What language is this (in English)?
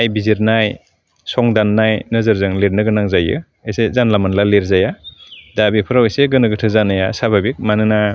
Bodo